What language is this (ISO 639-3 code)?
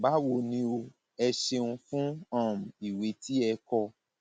yor